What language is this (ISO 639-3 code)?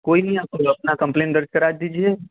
hin